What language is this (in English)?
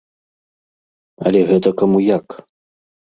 Belarusian